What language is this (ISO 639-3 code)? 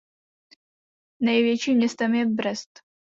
ces